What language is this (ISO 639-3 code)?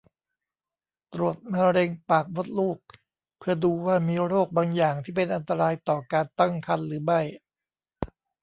tha